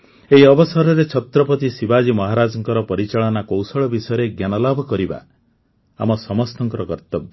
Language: Odia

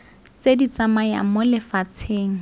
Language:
Tswana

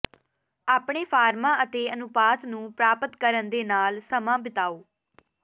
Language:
Punjabi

